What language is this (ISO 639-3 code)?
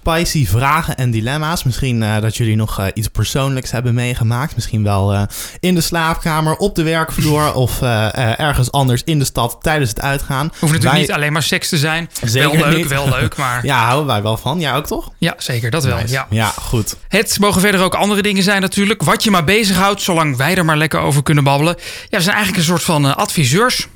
nld